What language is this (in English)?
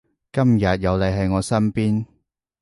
Cantonese